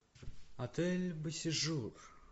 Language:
Russian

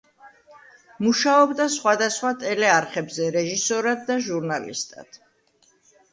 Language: Georgian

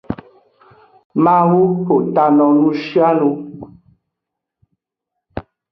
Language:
Aja (Benin)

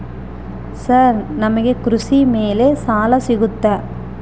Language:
Kannada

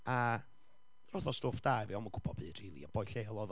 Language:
Welsh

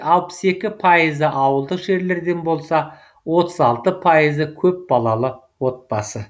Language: Kazakh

